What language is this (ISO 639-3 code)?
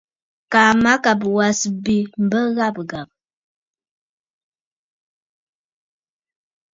bfd